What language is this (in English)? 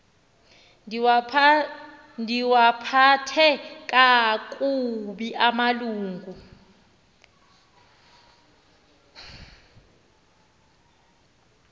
Xhosa